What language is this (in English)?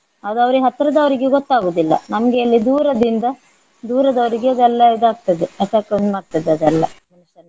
Kannada